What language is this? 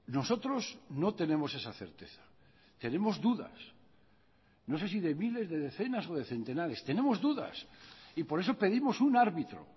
Spanish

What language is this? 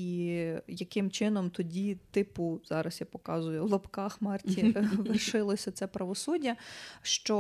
Ukrainian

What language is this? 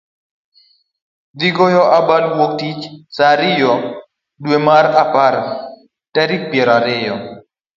Luo (Kenya and Tanzania)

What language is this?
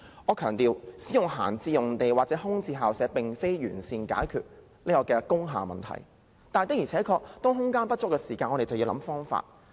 Cantonese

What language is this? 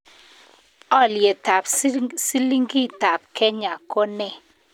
Kalenjin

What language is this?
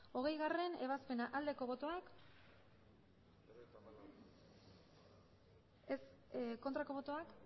Basque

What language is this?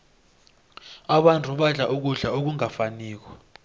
South Ndebele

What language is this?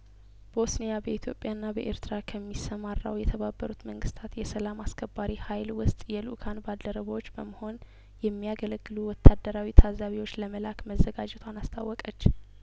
Amharic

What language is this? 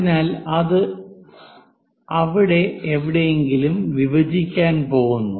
Malayalam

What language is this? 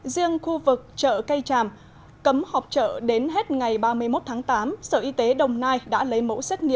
Vietnamese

